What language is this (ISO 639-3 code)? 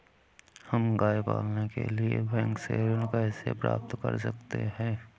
hin